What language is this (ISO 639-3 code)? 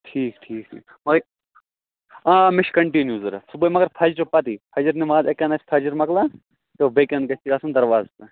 kas